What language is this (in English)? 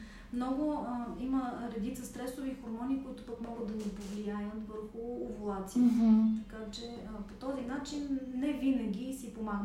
Bulgarian